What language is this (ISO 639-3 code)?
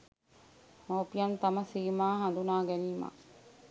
sin